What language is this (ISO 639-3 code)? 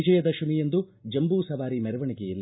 kan